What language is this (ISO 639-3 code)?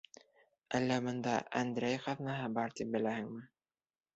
bak